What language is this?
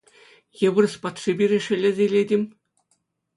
Chuvash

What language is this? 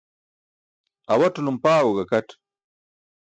Burushaski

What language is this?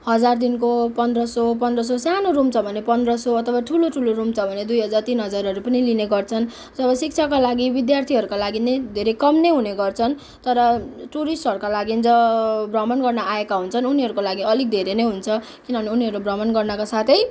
Nepali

